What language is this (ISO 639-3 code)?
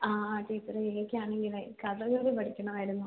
mal